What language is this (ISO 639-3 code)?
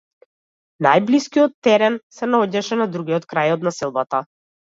mkd